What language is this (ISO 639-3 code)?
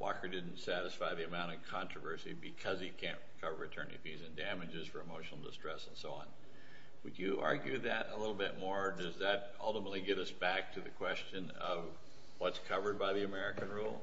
eng